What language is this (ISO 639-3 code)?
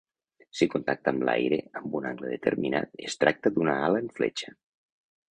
cat